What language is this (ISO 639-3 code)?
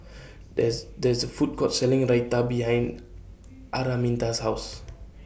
eng